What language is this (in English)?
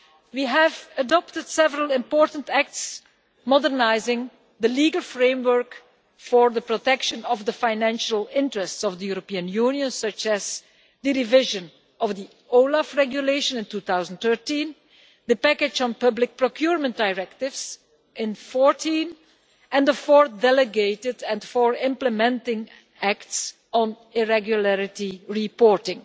English